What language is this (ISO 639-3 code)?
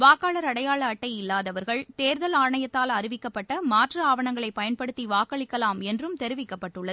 tam